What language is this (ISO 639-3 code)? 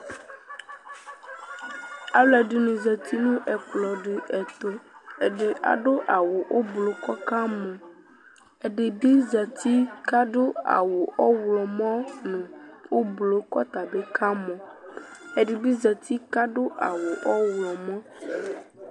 kpo